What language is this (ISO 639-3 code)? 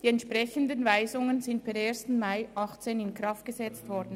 gsw